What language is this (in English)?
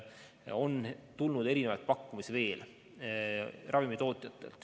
Estonian